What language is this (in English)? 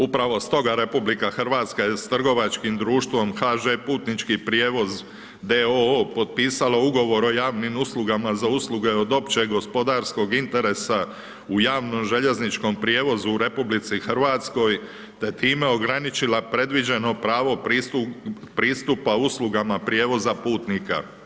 Croatian